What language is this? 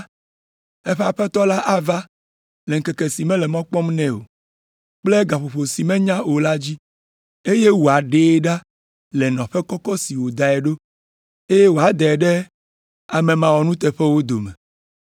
Ewe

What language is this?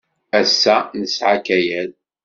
Kabyle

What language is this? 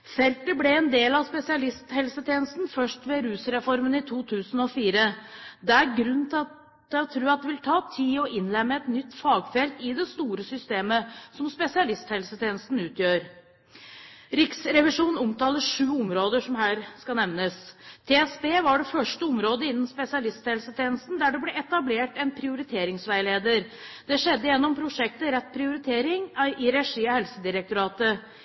Norwegian Bokmål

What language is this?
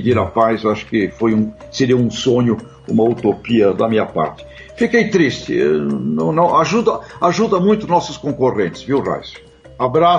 Portuguese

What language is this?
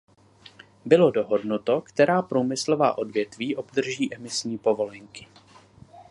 Czech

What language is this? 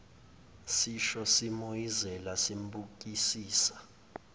Zulu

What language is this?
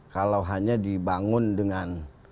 Indonesian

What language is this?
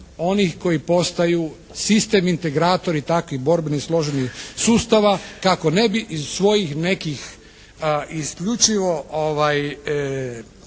Croatian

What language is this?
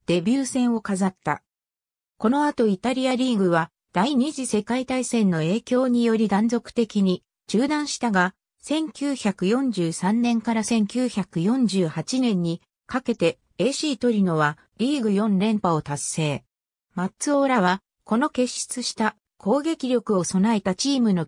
Japanese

